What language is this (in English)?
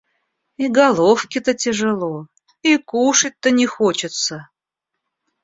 Russian